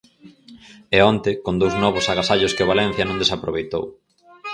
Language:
Galician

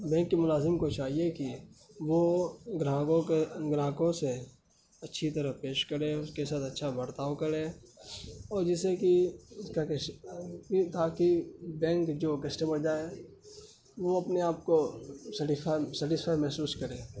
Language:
Urdu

